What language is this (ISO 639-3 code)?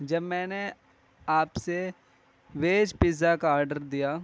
urd